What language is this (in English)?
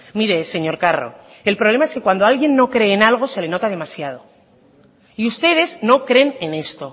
Spanish